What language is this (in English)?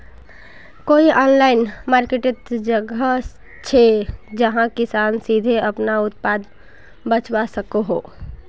Magahi